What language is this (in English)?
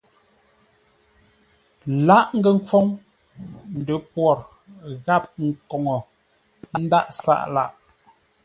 Ngombale